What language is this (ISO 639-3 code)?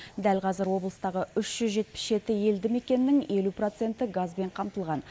kaz